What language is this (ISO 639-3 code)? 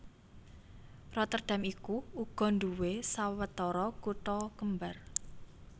jav